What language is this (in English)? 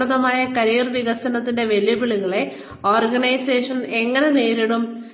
Malayalam